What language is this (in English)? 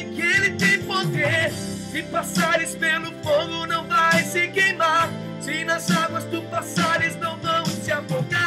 Czech